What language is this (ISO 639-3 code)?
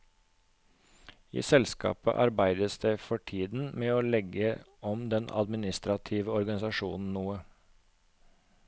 nor